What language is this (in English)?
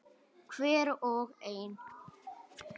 Icelandic